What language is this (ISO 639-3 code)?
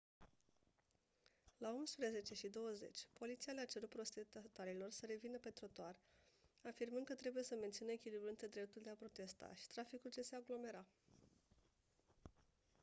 ron